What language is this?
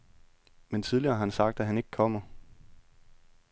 Danish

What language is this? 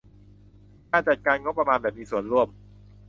Thai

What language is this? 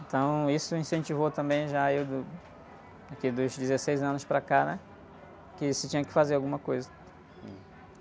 Portuguese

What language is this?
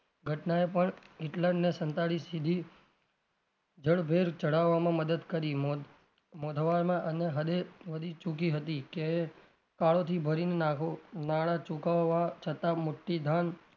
Gujarati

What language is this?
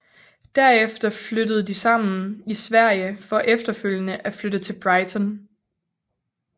Danish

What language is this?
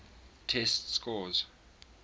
English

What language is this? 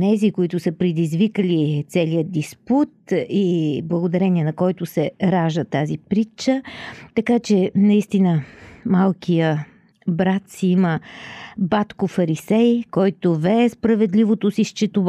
Bulgarian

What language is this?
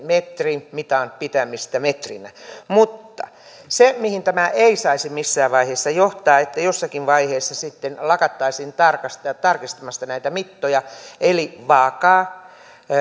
Finnish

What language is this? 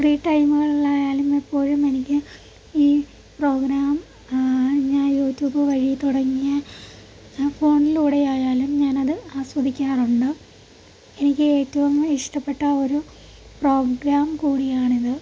Malayalam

